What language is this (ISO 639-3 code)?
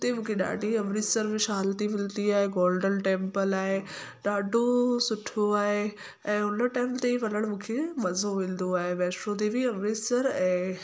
snd